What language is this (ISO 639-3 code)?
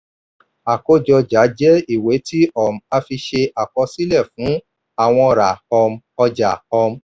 yor